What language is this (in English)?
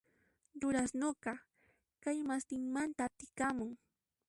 Puno Quechua